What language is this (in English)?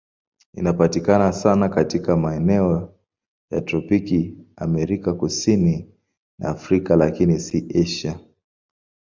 Swahili